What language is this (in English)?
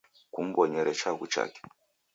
Taita